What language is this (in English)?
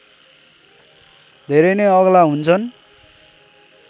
Nepali